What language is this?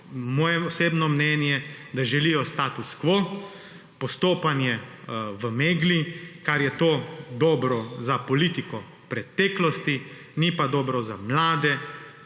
Slovenian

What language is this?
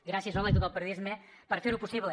Catalan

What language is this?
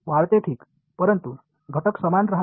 Marathi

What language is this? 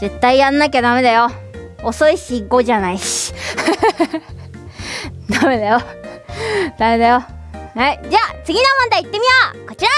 Japanese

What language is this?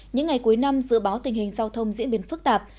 Vietnamese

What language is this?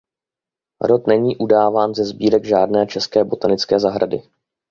Czech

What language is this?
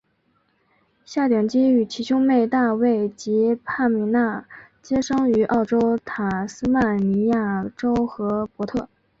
Chinese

